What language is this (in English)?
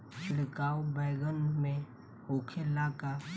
Bhojpuri